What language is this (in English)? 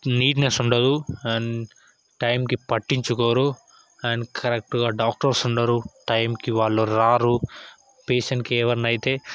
Telugu